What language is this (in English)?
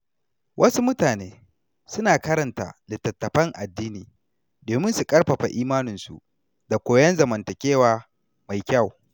Hausa